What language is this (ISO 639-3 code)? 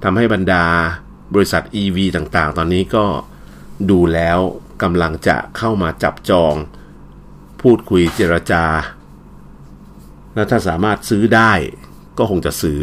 tha